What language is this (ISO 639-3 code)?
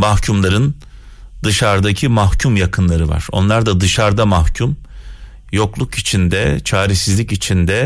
tur